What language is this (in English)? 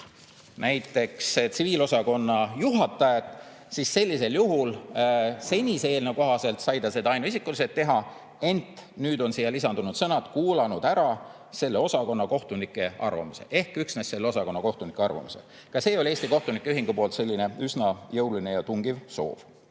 Estonian